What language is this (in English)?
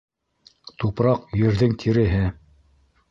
Bashkir